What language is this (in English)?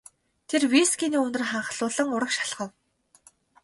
Mongolian